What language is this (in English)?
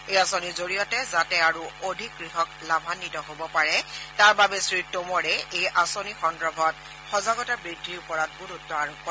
Assamese